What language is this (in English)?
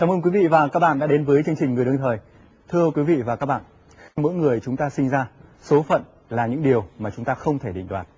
Vietnamese